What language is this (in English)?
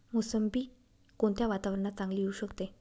Marathi